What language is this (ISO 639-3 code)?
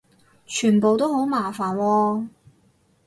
yue